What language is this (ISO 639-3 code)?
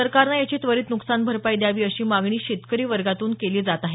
mar